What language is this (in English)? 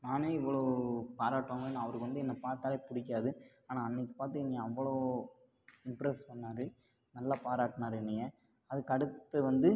Tamil